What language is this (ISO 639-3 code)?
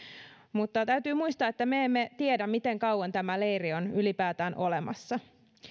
fin